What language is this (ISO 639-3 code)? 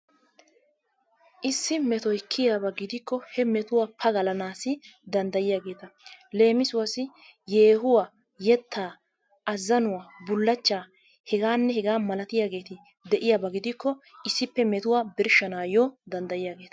wal